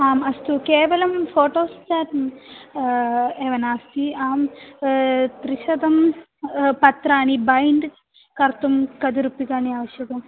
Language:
Sanskrit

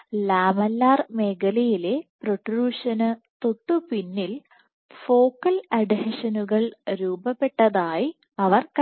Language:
Malayalam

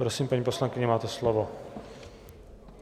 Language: Czech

